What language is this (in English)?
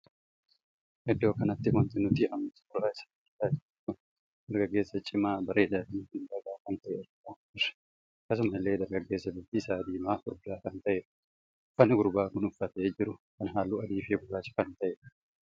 Oromo